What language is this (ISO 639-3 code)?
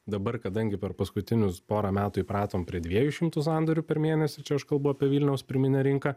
lit